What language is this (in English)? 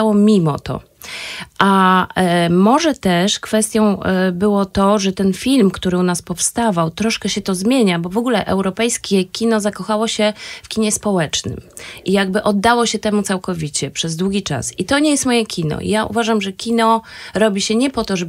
Polish